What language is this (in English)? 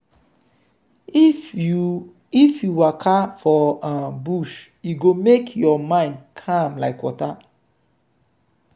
Nigerian Pidgin